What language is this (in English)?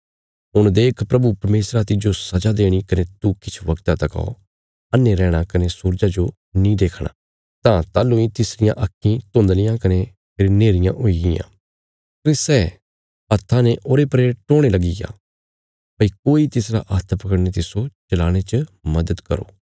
Bilaspuri